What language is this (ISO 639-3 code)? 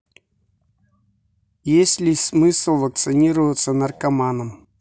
rus